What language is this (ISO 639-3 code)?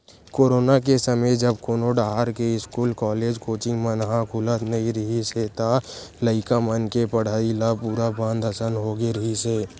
hne